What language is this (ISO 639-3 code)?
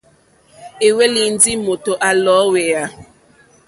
bri